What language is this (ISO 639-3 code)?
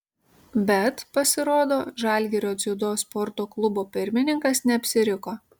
lit